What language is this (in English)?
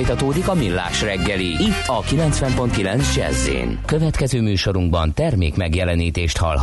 Hungarian